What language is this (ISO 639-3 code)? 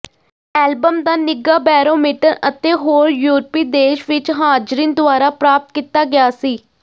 pan